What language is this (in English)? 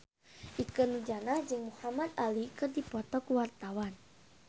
Sundanese